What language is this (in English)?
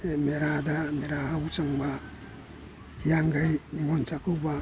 Manipuri